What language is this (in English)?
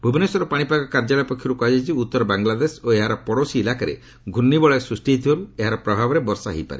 Odia